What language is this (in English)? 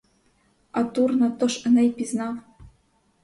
Ukrainian